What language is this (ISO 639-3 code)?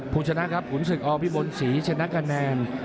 tha